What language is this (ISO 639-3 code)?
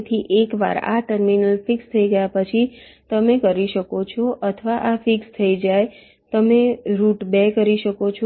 guj